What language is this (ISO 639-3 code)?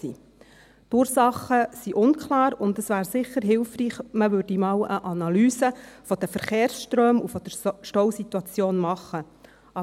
gsw